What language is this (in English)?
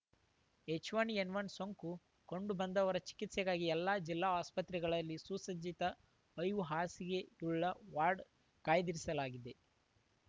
Kannada